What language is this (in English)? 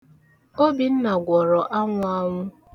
Igbo